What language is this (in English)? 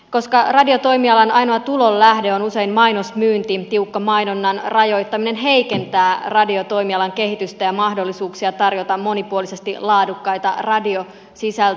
Finnish